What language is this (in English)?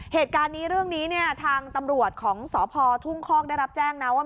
Thai